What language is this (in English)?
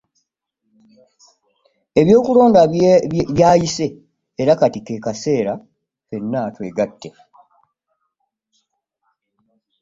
Ganda